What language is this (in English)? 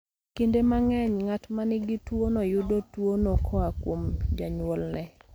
Luo (Kenya and Tanzania)